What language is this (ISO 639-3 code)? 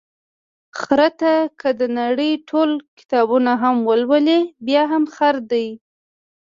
pus